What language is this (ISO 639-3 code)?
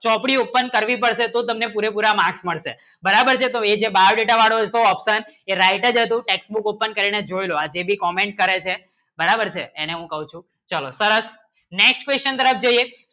guj